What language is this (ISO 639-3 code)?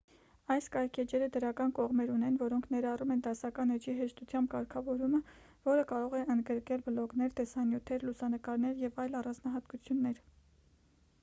hye